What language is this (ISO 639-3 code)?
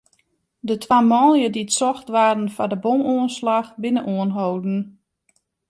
fry